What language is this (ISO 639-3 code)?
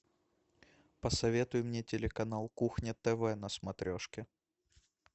rus